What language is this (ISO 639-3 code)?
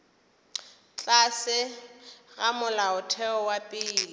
nso